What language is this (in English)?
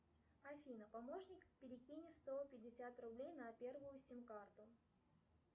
Russian